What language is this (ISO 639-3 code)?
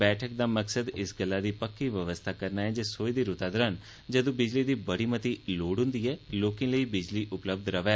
doi